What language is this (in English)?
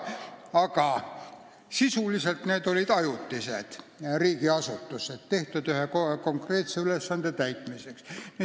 Estonian